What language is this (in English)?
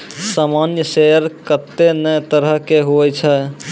Maithili